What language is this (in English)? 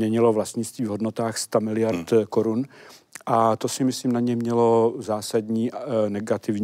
Czech